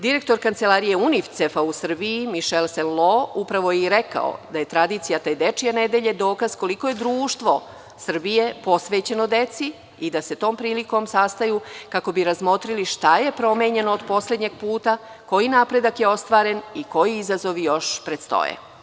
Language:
Serbian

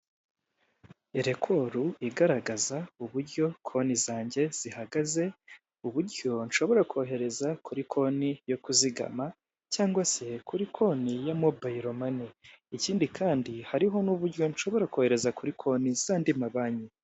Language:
Kinyarwanda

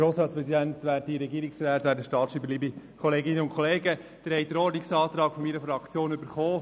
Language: Swiss German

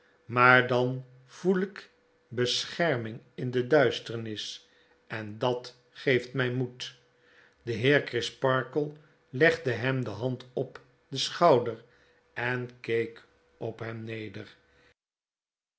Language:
Dutch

